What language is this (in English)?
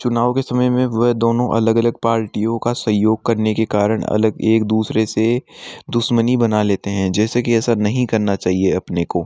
Hindi